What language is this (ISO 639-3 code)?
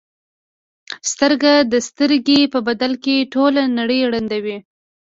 pus